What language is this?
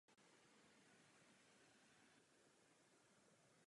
Czech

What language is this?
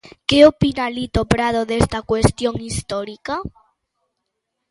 Galician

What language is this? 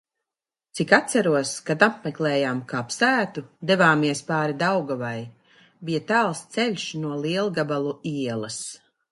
Latvian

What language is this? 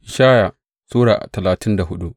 Hausa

